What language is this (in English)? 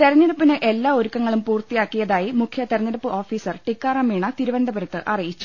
Malayalam